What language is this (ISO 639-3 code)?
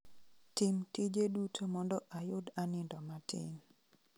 luo